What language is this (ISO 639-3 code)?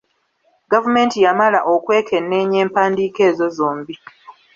lug